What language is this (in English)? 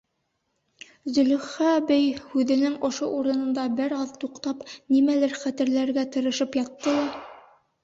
Bashkir